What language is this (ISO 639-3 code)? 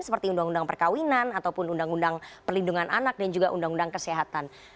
ind